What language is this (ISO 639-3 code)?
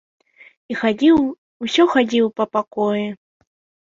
bel